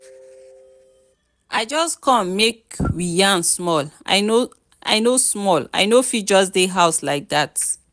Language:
Nigerian Pidgin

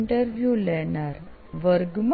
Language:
Gujarati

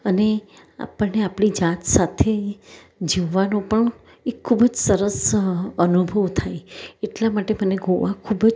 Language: Gujarati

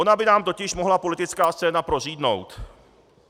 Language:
Czech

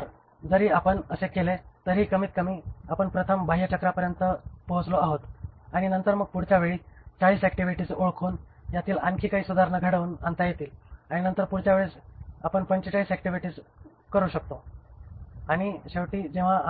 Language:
Marathi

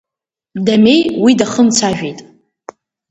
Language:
Abkhazian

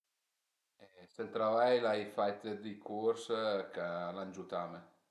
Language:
Piedmontese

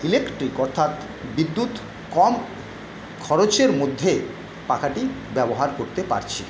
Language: Bangla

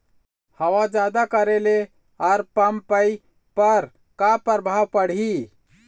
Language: Chhattisgarhi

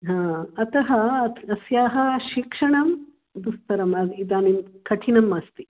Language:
Sanskrit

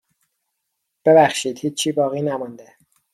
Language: Persian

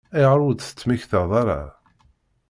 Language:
Kabyle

